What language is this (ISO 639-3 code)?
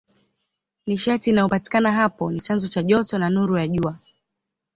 swa